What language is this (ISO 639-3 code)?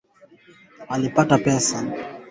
swa